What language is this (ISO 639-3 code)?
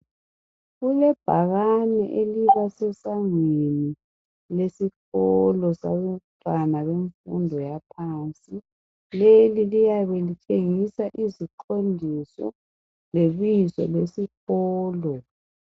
nde